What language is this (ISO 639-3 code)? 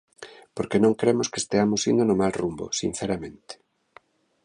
glg